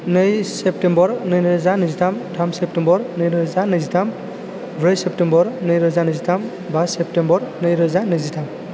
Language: Bodo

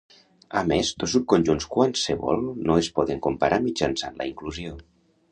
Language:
Catalan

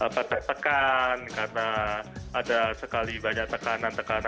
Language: Indonesian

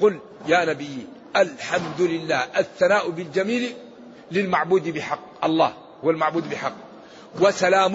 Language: Arabic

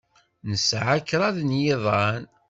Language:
Kabyle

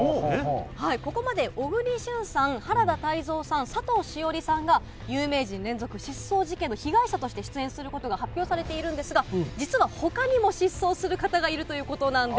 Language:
Japanese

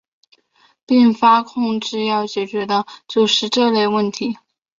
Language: Chinese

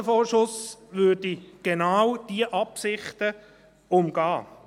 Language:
Swiss German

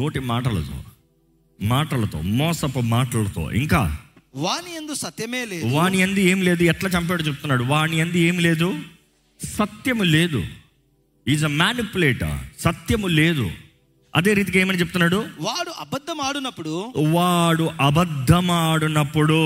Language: Telugu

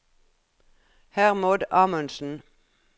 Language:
Norwegian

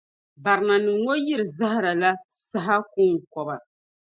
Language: Dagbani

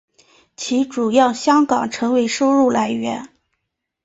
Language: Chinese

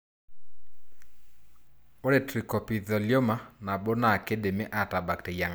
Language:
Masai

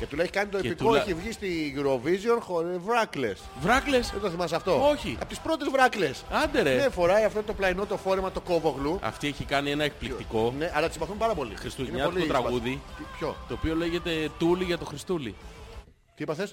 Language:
Greek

